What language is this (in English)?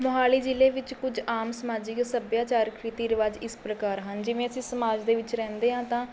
Punjabi